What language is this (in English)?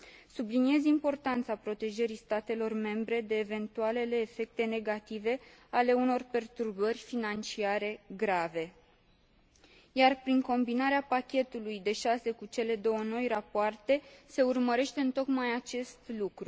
Romanian